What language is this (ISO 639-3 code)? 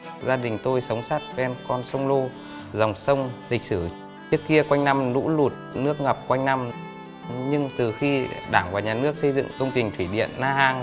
vie